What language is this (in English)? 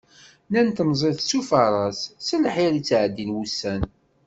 Kabyle